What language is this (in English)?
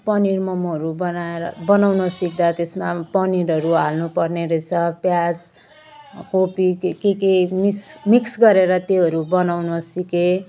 Nepali